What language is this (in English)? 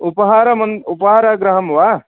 Sanskrit